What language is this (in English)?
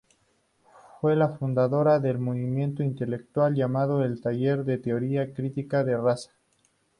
Spanish